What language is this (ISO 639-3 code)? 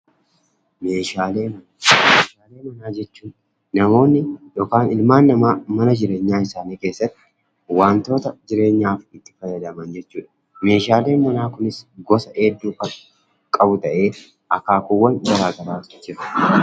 orm